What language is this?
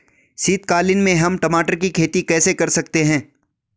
Hindi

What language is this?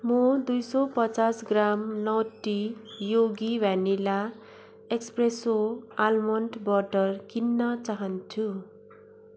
Nepali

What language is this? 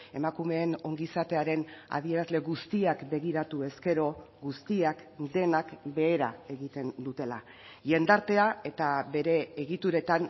Basque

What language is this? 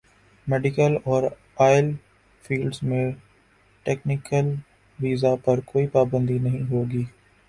Urdu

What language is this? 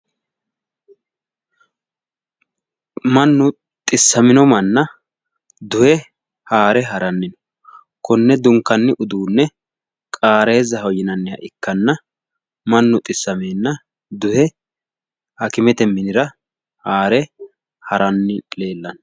Sidamo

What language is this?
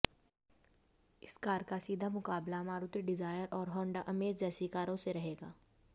Hindi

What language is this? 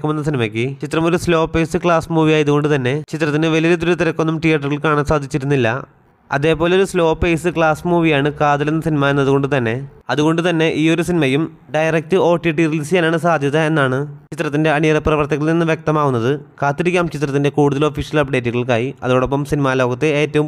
Arabic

